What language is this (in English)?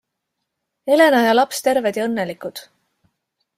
Estonian